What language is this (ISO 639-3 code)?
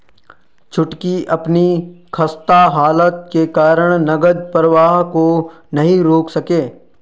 hin